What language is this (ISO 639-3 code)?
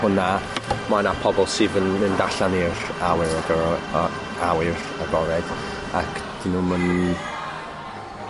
cym